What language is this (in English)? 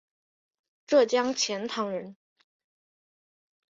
Chinese